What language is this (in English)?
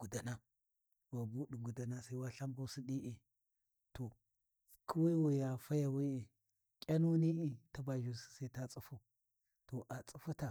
Warji